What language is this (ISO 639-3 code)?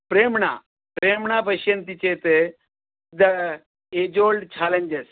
san